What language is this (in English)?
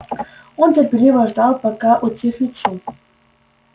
Russian